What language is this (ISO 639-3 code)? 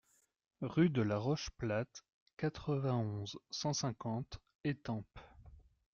fra